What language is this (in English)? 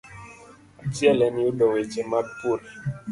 Luo (Kenya and Tanzania)